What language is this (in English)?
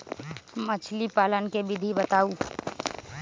Magahi